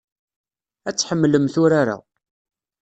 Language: Kabyle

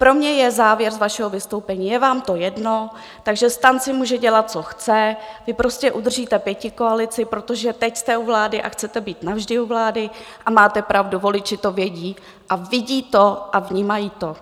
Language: Czech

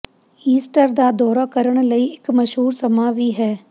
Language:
Punjabi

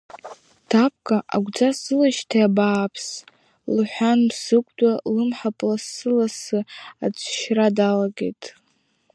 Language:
Abkhazian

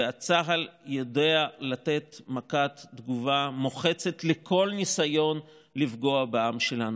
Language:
Hebrew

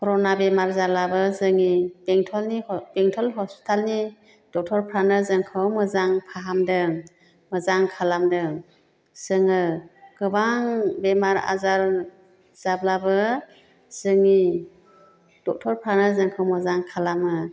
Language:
Bodo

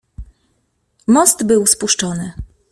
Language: Polish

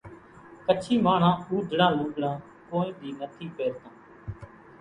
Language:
Kachi Koli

